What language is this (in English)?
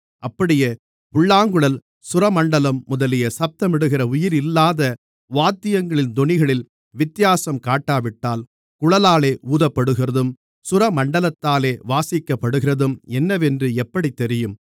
Tamil